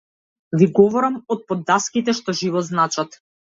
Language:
Macedonian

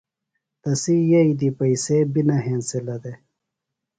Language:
Phalura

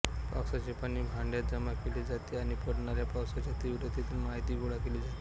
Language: Marathi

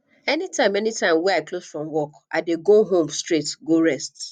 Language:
Nigerian Pidgin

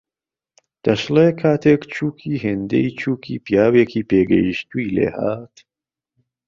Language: Central Kurdish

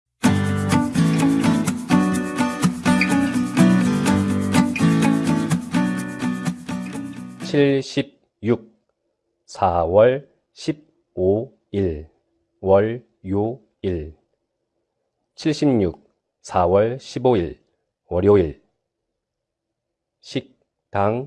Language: Korean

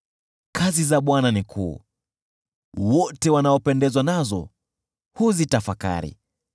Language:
Swahili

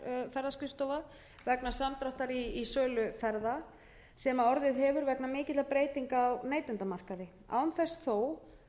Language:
Icelandic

